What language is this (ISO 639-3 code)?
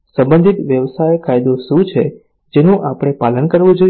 guj